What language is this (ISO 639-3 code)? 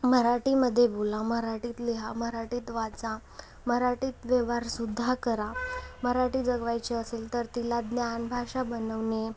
mar